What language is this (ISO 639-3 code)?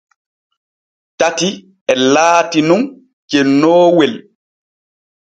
fue